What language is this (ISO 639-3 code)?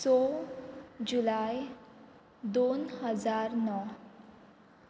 kok